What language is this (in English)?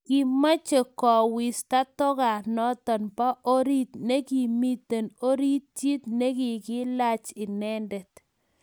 Kalenjin